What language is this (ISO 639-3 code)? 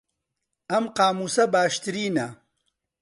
ckb